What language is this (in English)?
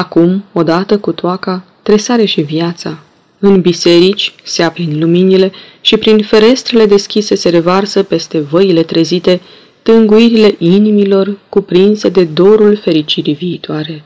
Romanian